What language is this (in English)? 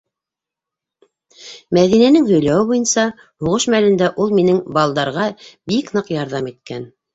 Bashkir